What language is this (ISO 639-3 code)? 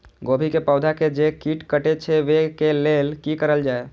mai